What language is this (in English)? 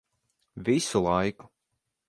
Latvian